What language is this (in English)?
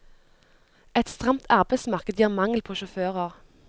Norwegian